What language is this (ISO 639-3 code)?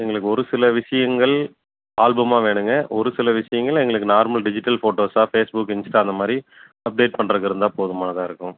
tam